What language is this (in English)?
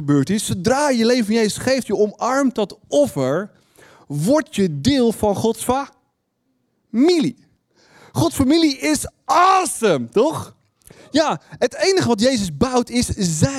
Dutch